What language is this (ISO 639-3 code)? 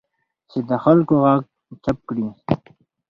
pus